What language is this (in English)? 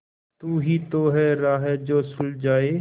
Hindi